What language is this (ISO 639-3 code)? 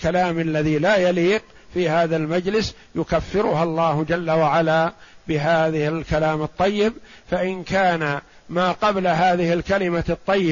ara